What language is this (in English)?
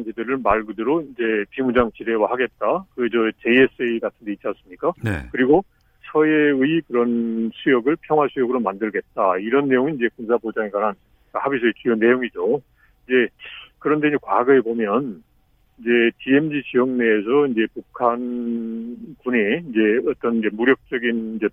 Korean